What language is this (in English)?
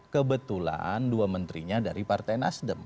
Indonesian